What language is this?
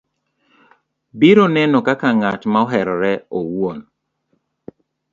Luo (Kenya and Tanzania)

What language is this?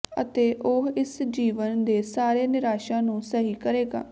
Punjabi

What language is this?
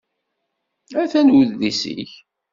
Kabyle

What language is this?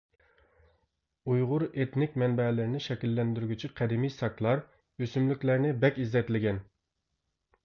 Uyghur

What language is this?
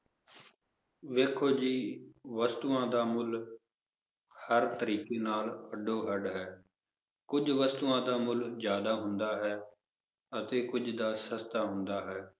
Punjabi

